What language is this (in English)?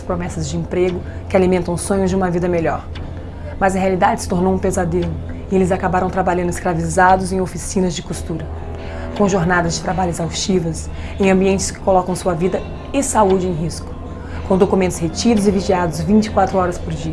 Portuguese